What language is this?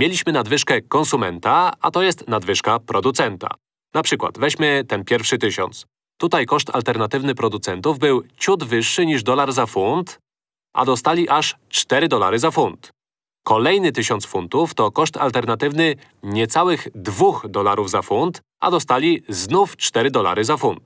Polish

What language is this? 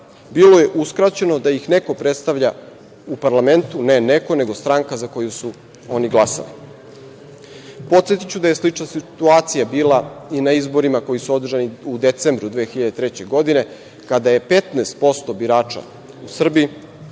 Serbian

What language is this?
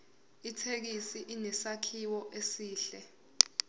Zulu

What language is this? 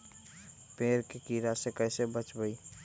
Magahi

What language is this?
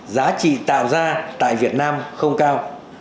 Vietnamese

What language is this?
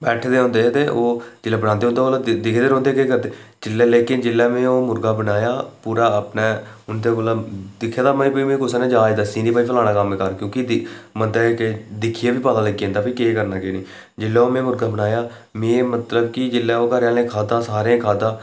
Dogri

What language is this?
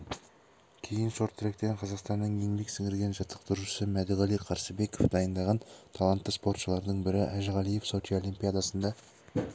Kazakh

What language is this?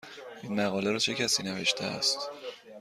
Persian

